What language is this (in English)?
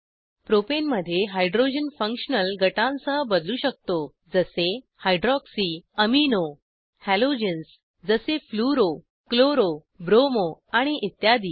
Marathi